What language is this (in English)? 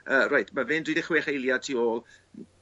Welsh